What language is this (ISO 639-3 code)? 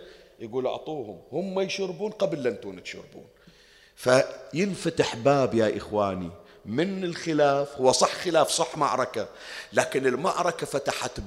ara